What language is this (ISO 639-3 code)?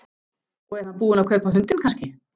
isl